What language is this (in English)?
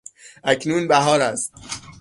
Persian